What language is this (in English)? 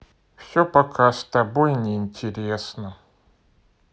Russian